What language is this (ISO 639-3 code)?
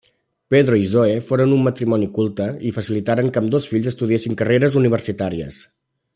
cat